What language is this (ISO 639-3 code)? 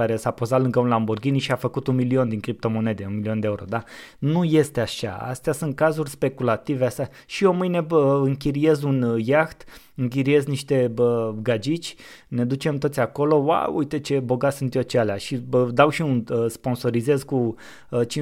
ron